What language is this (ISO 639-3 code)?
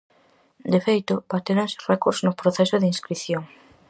glg